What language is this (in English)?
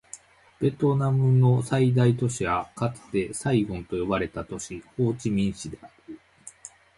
Japanese